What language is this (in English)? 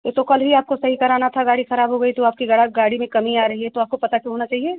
Hindi